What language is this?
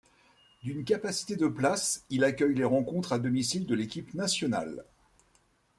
French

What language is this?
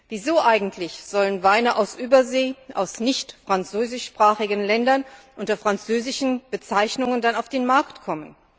German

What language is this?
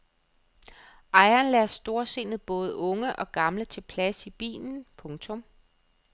Danish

